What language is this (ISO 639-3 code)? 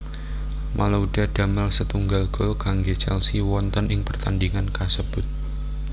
jav